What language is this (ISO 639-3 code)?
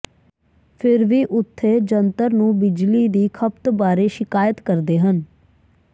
pan